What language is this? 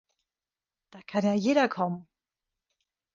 German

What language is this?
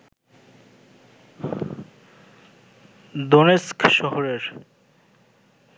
Bangla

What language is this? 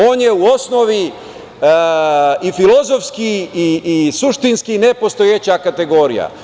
Serbian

